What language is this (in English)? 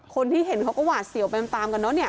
Thai